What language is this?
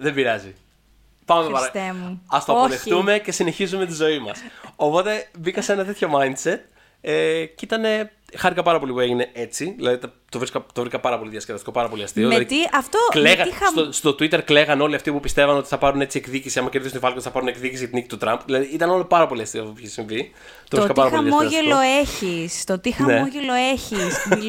Greek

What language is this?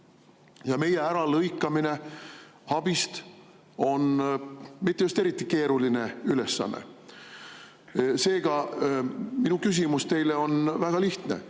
Estonian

